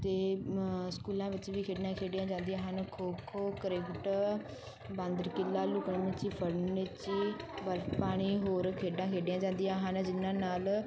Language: Punjabi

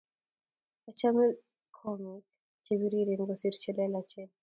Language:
Kalenjin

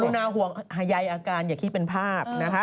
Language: Thai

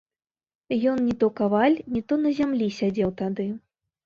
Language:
Belarusian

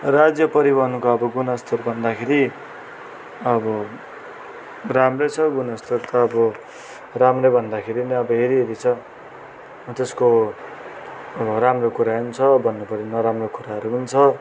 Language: Nepali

